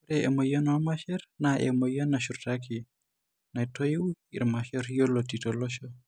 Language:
Masai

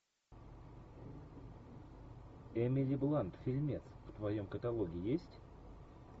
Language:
Russian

